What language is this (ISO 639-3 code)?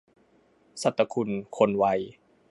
tha